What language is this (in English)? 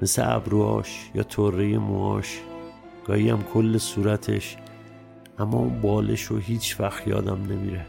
Persian